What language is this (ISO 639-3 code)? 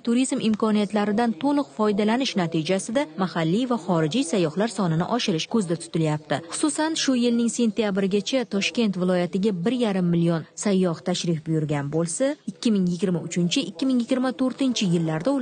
tur